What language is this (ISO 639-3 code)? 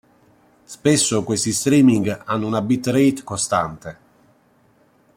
ita